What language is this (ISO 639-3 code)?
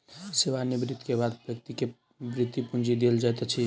mai